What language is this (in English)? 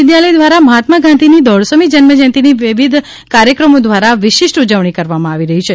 Gujarati